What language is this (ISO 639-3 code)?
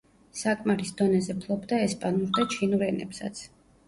kat